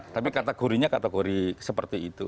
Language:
Indonesian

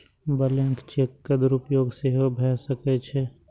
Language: Maithili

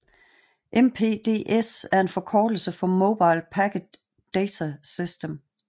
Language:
Danish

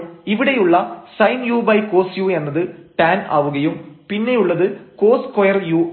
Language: Malayalam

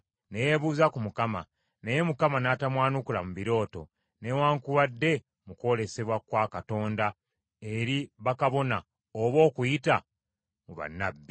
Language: Ganda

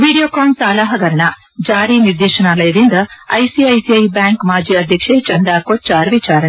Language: Kannada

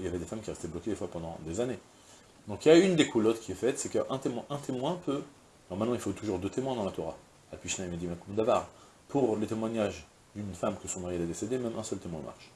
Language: French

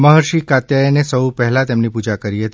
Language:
Gujarati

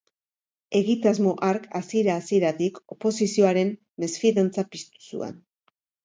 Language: Basque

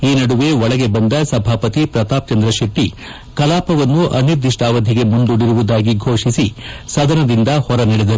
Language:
Kannada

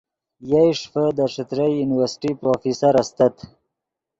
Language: Yidgha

